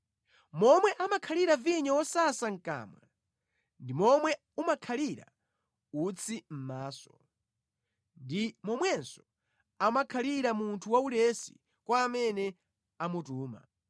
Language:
Nyanja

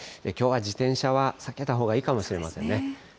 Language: Japanese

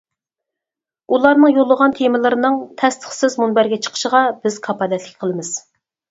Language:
Uyghur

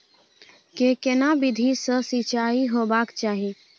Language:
Maithili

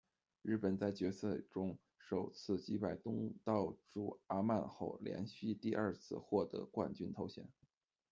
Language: Chinese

